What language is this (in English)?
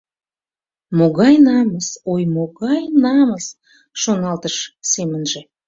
Mari